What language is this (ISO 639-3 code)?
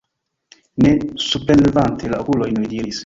epo